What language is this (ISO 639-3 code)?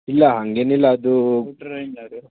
kan